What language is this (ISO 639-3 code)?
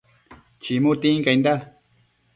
mcf